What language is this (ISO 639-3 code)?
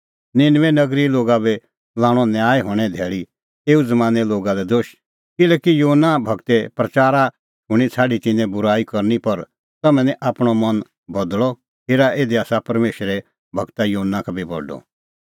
kfx